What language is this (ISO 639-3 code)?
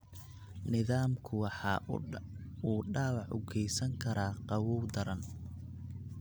som